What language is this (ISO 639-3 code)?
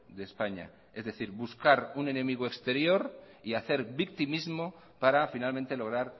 spa